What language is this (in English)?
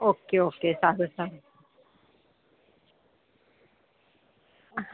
Gujarati